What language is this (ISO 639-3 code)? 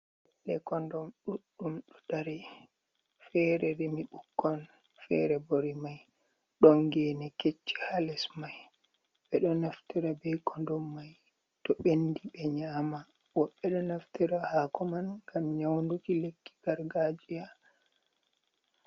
ful